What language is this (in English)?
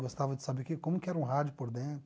Portuguese